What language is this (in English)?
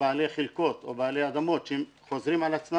Hebrew